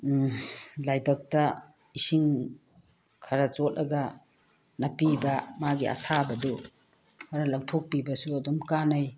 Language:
Manipuri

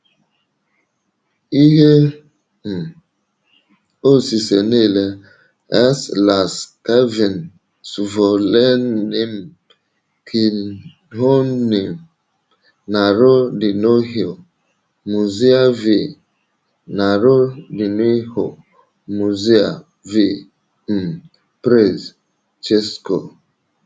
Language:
Igbo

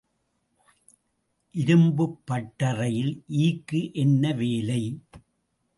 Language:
Tamil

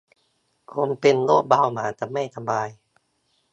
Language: Thai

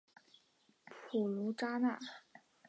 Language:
Chinese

